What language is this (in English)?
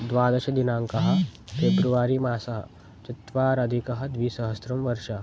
Sanskrit